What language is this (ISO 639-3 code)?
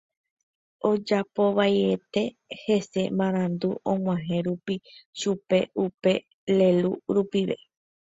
grn